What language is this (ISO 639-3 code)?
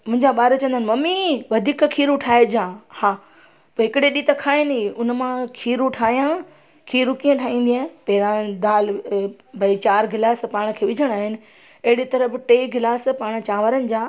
snd